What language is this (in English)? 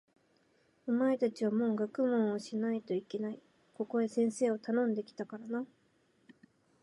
Japanese